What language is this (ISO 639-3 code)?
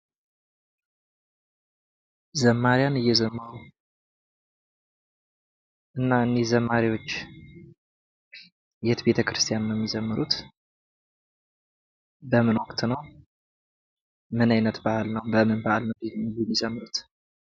amh